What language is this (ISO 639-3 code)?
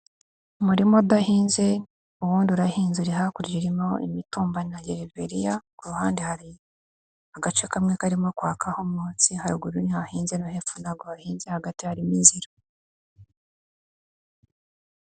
kin